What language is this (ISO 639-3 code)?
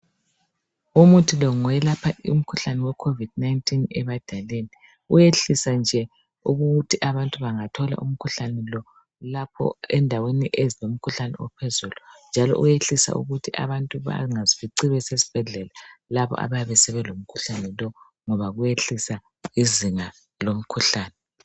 nde